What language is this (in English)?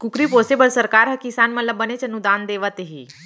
Chhattisgarhi